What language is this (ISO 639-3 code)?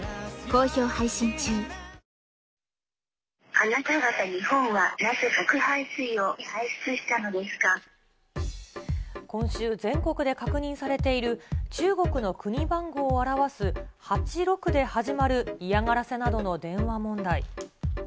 jpn